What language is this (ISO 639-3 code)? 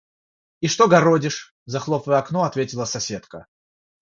rus